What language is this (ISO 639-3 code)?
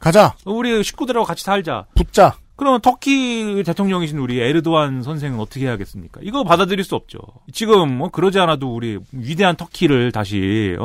kor